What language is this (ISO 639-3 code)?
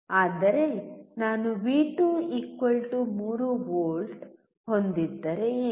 kan